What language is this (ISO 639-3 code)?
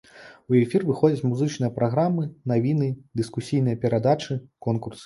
bel